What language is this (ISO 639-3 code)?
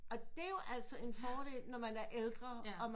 dan